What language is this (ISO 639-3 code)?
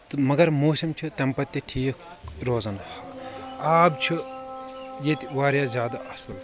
kas